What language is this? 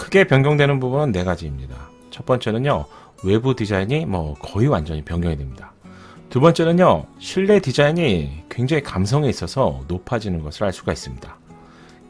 Korean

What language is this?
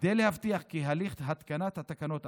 Hebrew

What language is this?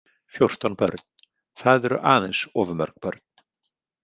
Icelandic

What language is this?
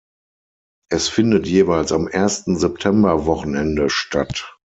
German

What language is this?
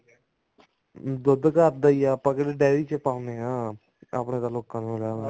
Punjabi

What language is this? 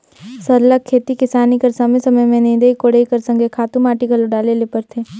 Chhattisgarhi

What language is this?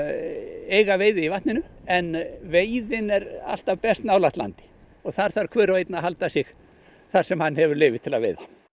Icelandic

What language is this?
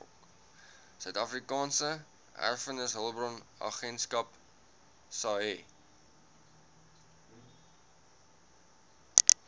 Afrikaans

